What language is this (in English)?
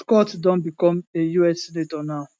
Nigerian Pidgin